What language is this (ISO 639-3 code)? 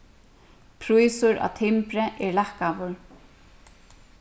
fao